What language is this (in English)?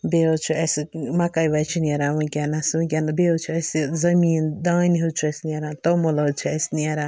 Kashmiri